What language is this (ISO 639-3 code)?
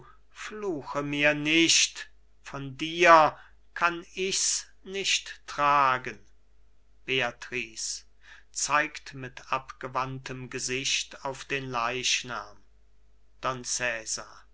deu